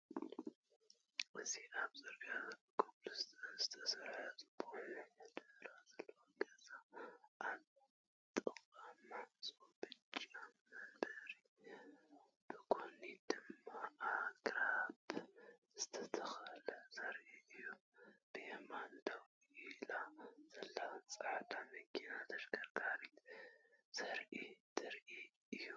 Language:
Tigrinya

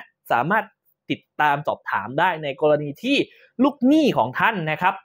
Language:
Thai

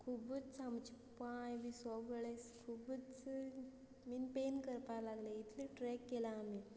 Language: Konkani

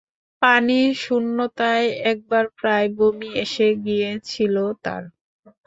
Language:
Bangla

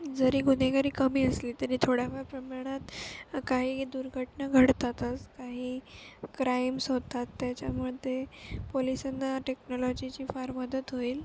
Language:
Marathi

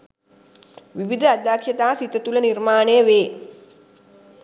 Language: Sinhala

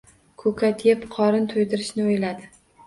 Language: Uzbek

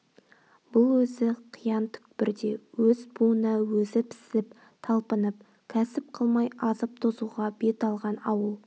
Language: Kazakh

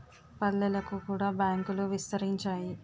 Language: Telugu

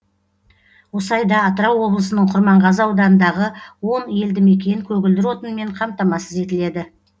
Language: Kazakh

